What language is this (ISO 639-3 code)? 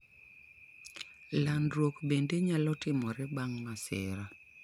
luo